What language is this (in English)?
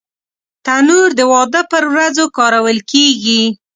Pashto